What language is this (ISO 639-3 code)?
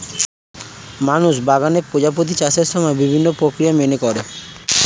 ben